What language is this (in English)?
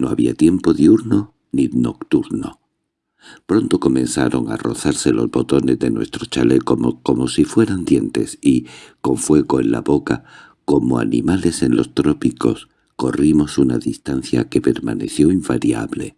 Spanish